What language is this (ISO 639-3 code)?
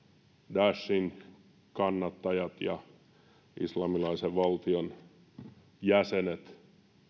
fin